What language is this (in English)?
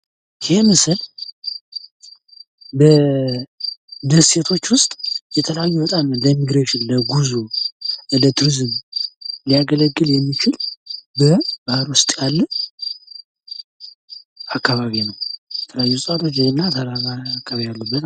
Amharic